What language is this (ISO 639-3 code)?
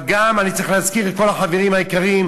heb